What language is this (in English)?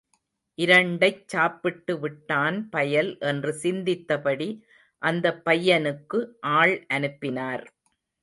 Tamil